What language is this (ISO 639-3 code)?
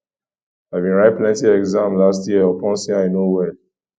pcm